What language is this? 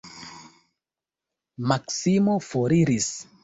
Esperanto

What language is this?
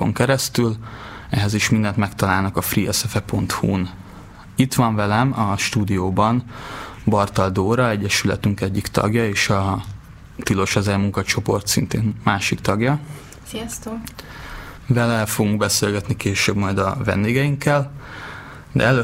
Hungarian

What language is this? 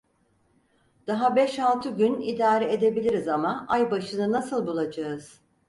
Turkish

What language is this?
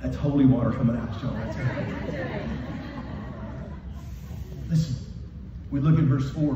English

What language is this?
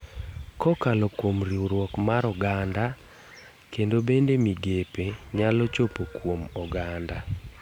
Luo (Kenya and Tanzania)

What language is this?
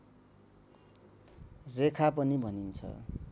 Nepali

